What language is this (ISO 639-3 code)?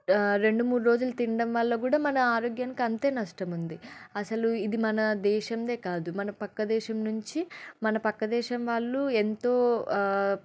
tel